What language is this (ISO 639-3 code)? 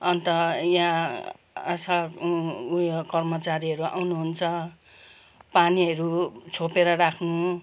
nep